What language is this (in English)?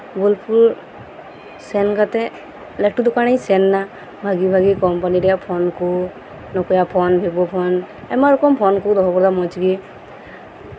Santali